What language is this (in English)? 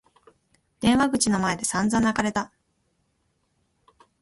Japanese